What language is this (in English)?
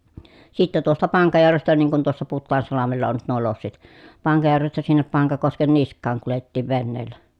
Finnish